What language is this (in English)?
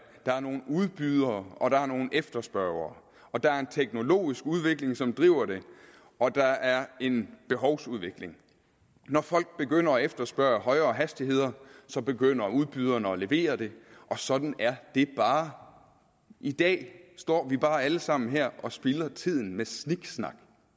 Danish